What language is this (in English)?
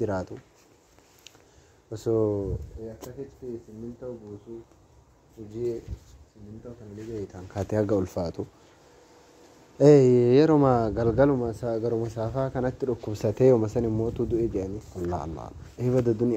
Arabic